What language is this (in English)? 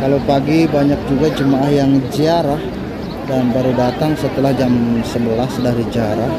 Indonesian